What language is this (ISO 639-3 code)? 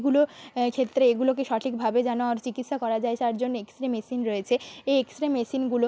ben